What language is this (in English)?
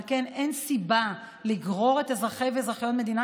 Hebrew